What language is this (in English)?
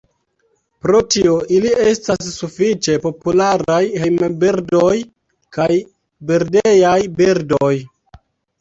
Esperanto